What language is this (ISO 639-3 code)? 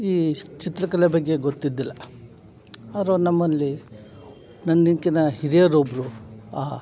kan